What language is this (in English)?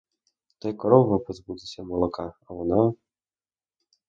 Ukrainian